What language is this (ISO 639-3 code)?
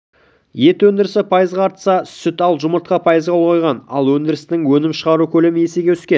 kaz